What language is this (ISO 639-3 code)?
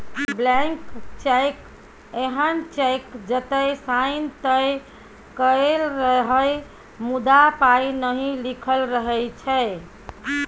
mai